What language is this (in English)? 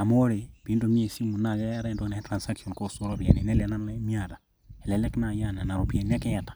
Masai